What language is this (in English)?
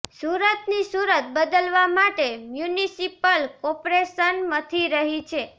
Gujarati